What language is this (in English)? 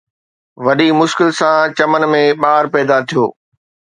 Sindhi